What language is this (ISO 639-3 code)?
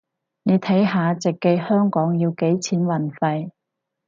yue